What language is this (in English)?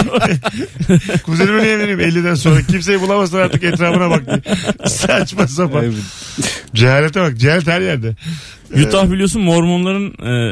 Turkish